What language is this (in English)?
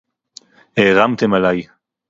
Hebrew